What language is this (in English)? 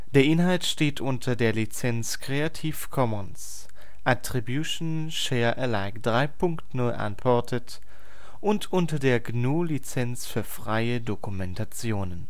German